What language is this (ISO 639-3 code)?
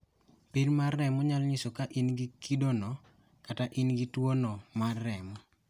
luo